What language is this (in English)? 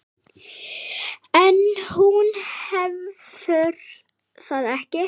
Icelandic